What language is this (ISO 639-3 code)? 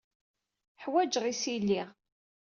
kab